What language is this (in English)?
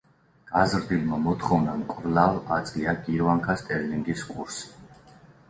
Georgian